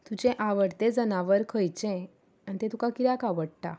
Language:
Konkani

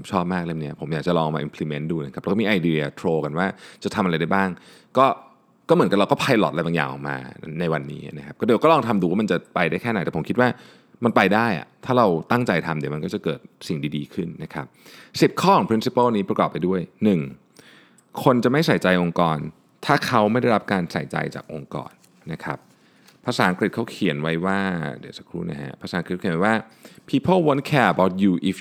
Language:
Thai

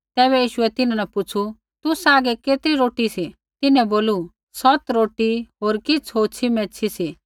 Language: Kullu Pahari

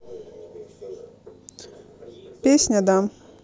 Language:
Russian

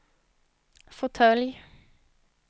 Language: Swedish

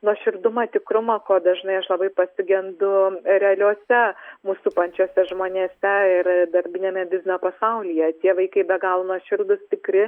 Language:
Lithuanian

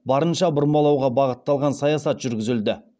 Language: Kazakh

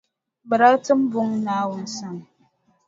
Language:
Dagbani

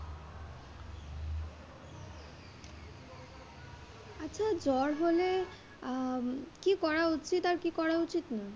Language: Bangla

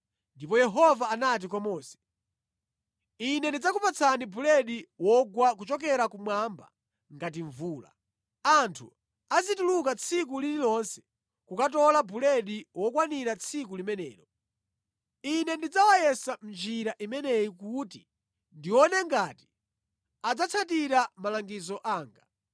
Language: Nyanja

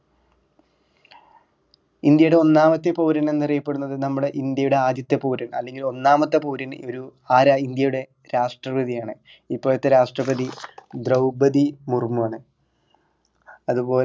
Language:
Malayalam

